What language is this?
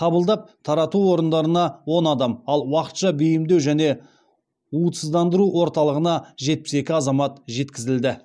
Kazakh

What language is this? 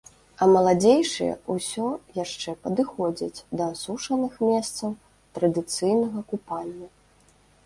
Belarusian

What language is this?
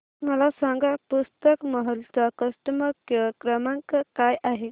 Marathi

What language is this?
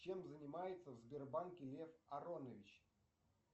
Russian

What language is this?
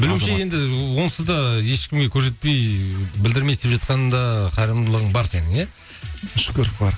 Kazakh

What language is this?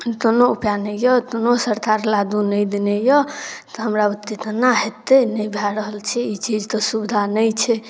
Maithili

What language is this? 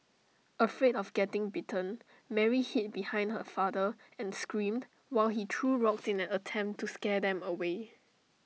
English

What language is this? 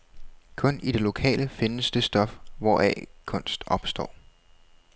Danish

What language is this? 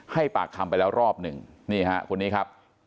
Thai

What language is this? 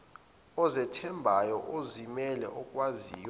Zulu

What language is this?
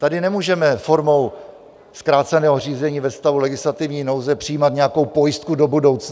Czech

